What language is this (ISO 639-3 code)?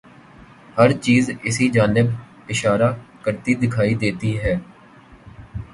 urd